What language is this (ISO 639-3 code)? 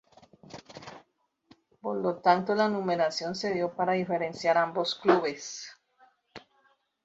spa